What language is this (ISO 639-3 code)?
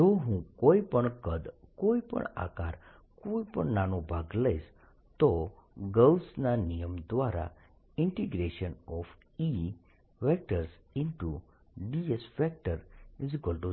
guj